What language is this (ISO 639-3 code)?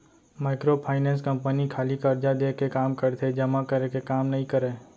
hne